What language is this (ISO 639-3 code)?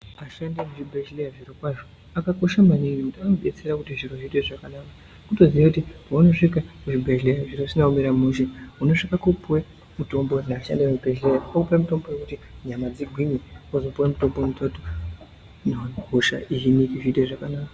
ndc